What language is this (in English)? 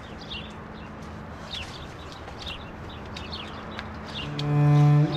Turkish